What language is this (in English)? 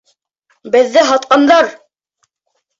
Bashkir